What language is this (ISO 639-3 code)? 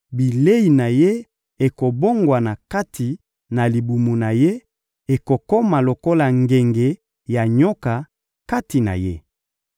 lin